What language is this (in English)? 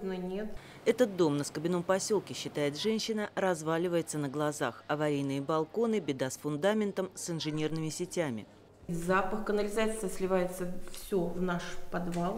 Russian